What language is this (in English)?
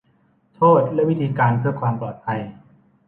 Thai